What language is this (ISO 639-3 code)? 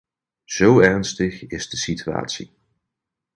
nld